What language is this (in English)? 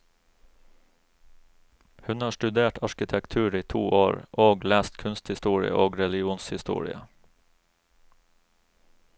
Norwegian